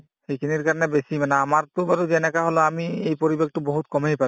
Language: Assamese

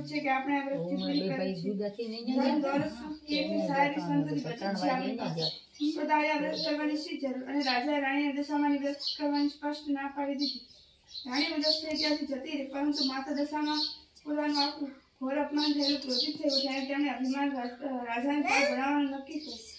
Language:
Gujarati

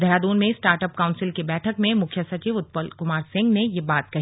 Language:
Hindi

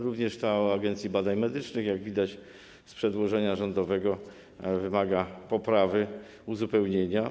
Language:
Polish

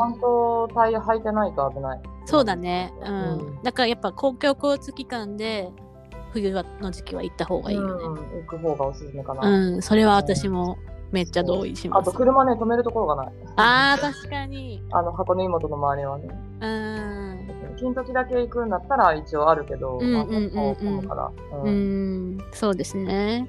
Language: Japanese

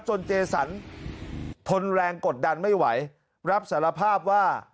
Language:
Thai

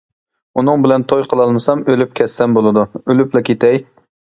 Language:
Uyghur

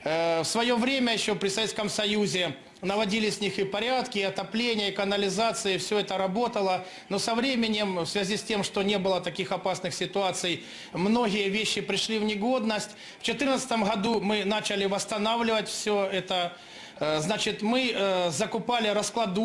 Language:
Russian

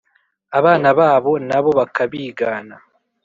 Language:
Kinyarwanda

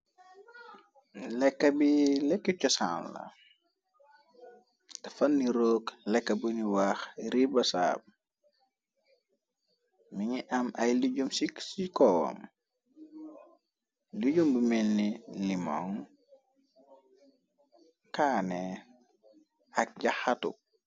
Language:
Wolof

